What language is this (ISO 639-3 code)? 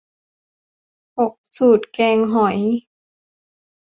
tha